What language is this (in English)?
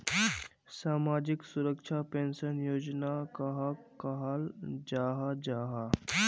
Magahi